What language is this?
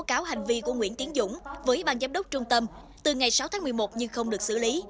Vietnamese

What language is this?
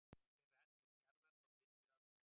Icelandic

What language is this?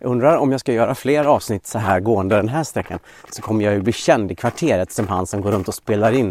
Swedish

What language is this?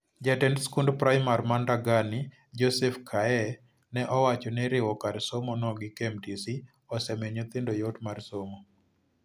Luo (Kenya and Tanzania)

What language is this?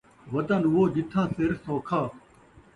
Saraiki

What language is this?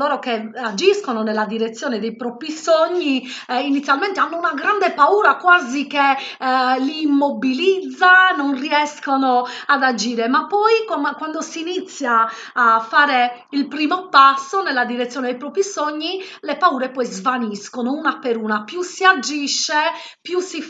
Italian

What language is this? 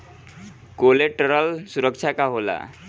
Bhojpuri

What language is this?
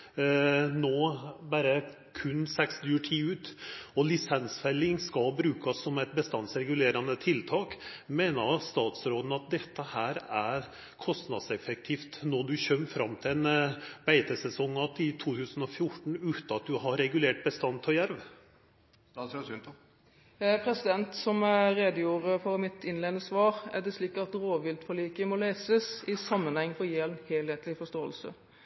Norwegian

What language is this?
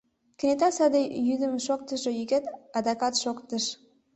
Mari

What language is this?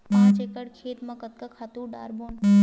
Chhattisgarhi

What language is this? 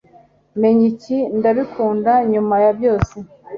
Kinyarwanda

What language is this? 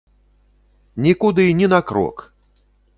Belarusian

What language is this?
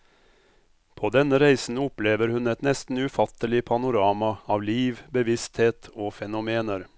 Norwegian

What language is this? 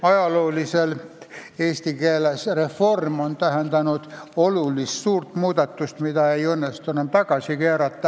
Estonian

